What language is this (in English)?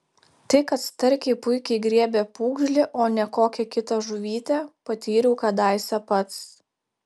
Lithuanian